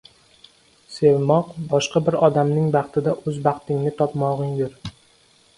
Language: Uzbek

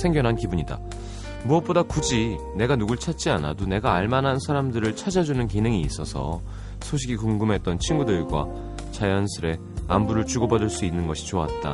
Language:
Korean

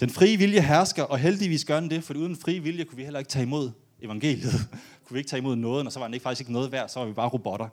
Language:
Danish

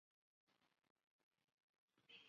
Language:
Chinese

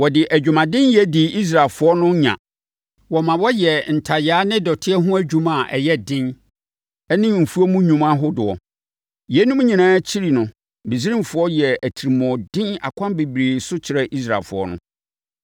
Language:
Akan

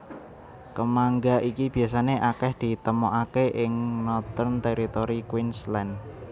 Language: Javanese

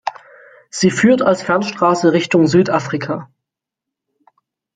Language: German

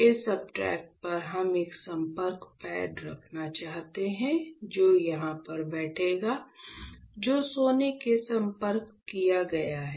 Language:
Hindi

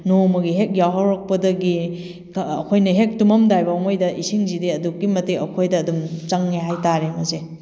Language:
Manipuri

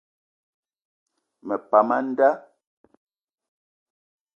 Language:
Eton (Cameroon)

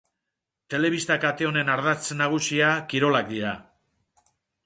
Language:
Basque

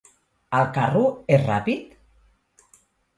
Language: Catalan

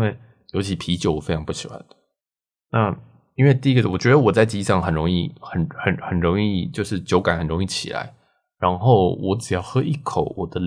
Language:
Chinese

